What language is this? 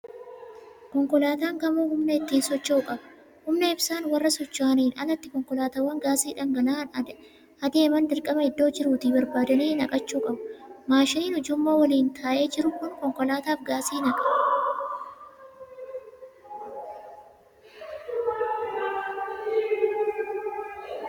Oromo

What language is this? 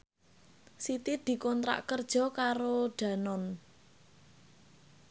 Javanese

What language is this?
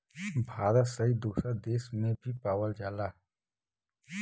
Bhojpuri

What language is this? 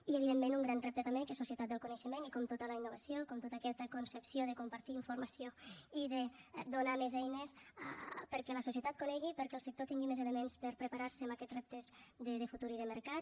Catalan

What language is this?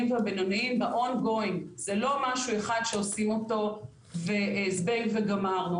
Hebrew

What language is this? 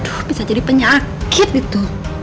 Indonesian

